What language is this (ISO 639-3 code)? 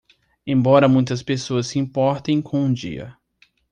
por